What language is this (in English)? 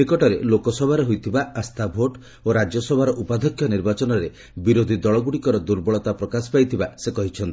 Odia